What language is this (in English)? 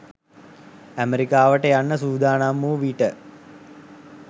Sinhala